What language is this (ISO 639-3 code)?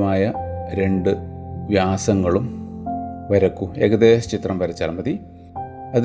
mal